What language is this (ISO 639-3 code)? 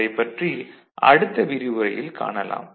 tam